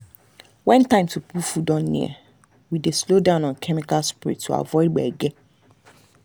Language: Nigerian Pidgin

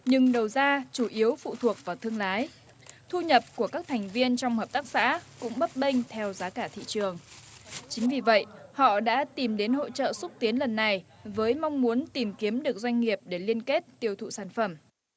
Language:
Vietnamese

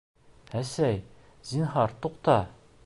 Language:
Bashkir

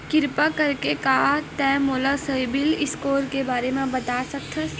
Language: Chhattisgarhi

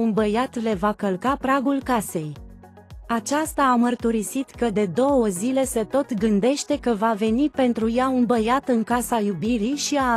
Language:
Romanian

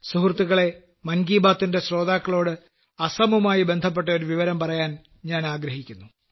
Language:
Malayalam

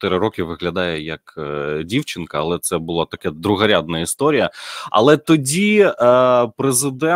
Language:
Ukrainian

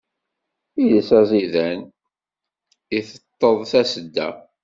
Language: Kabyle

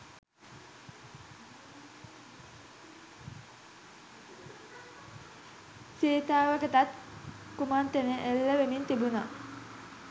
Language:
Sinhala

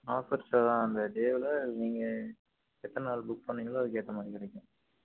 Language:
Tamil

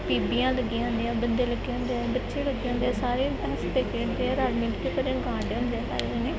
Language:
Punjabi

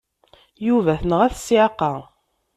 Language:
Kabyle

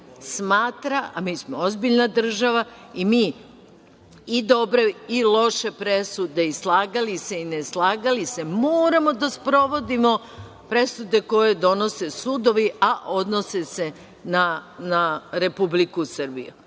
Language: Serbian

